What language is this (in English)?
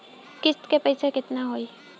Bhojpuri